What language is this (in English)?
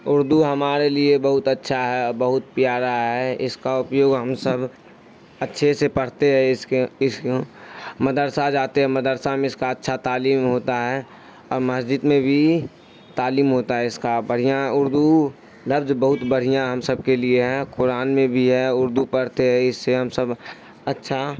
Urdu